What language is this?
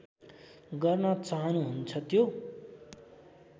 Nepali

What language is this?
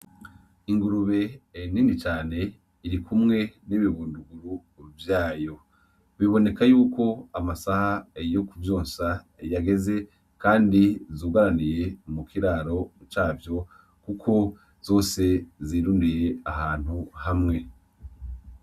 Rundi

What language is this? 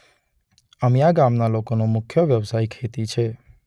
Gujarati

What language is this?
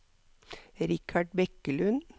Norwegian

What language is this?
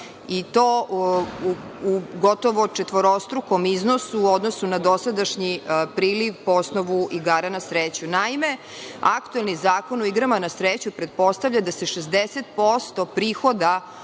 Serbian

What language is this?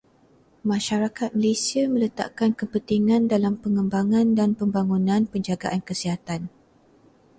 Malay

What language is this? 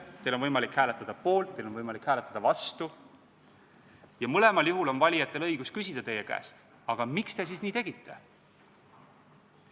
Estonian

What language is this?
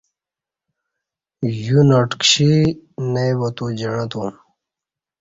Kati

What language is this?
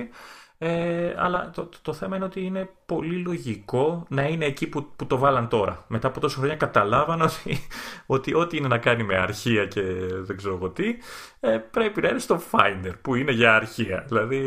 Greek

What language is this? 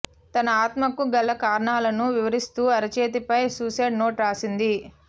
Telugu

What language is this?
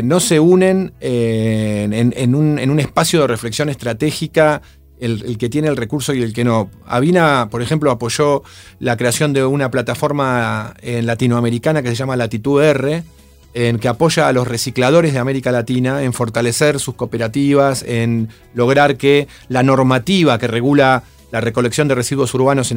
Spanish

